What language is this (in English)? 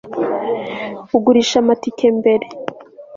Kinyarwanda